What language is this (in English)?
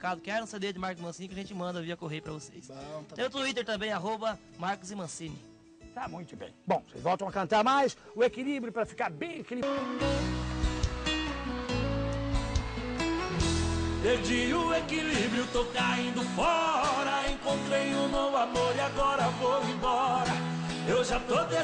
Portuguese